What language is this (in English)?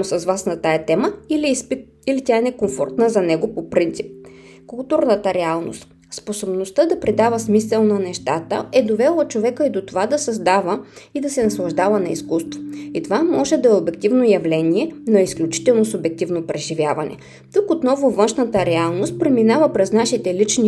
Bulgarian